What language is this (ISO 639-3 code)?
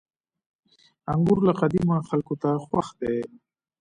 pus